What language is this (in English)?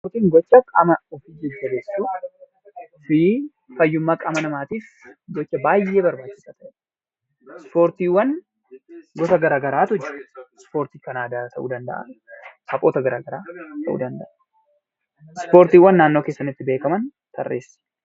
Oromo